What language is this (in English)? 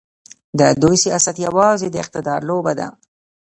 Pashto